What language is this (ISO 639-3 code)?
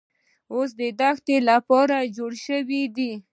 pus